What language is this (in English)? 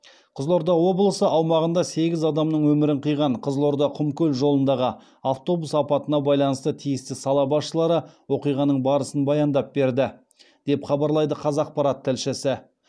Kazakh